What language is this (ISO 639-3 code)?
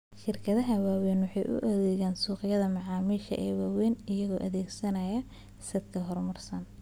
som